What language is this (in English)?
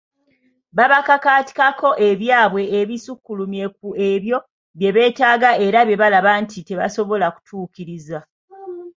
Ganda